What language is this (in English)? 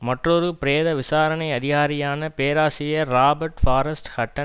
Tamil